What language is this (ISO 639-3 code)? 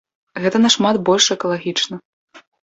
bel